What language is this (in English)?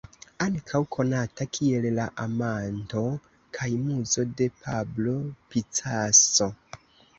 Esperanto